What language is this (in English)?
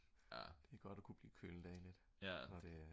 Danish